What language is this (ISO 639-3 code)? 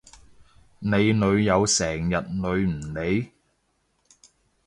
yue